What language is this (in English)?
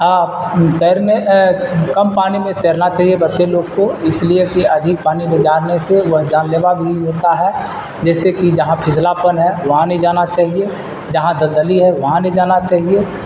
Urdu